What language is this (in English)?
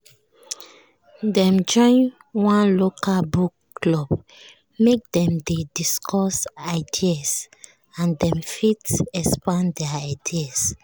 Nigerian Pidgin